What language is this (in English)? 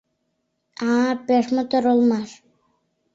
Mari